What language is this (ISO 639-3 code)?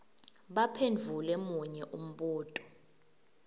ssw